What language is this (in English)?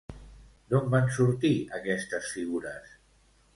Catalan